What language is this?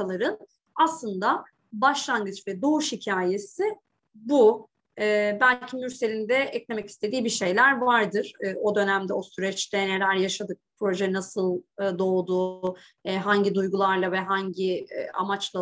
Turkish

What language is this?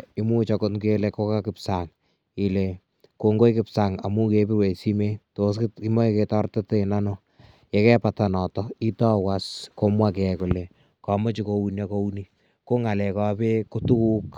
Kalenjin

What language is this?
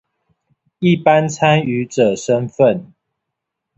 Chinese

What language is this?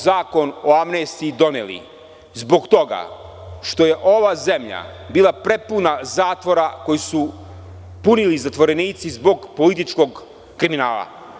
Serbian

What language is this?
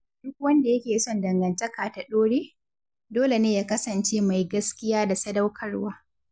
Hausa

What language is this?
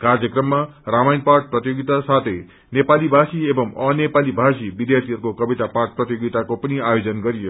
Nepali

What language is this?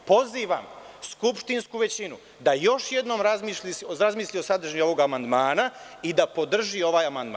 Serbian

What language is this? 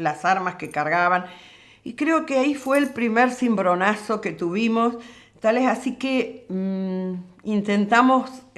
Spanish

